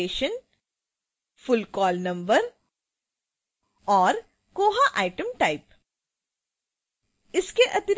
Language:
Hindi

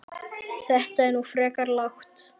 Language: Icelandic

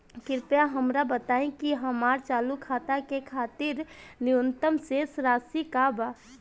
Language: Bhojpuri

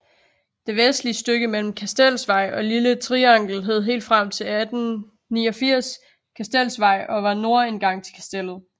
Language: Danish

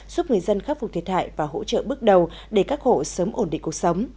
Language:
Vietnamese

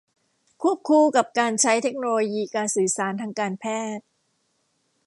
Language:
Thai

